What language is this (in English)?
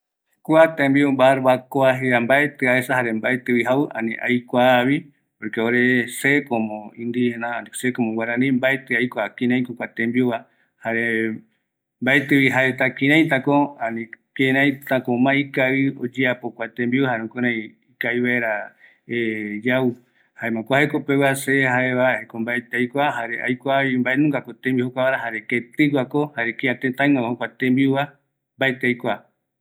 Eastern Bolivian Guaraní